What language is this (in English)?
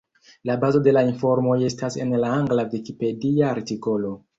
Esperanto